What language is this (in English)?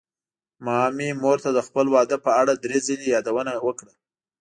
Pashto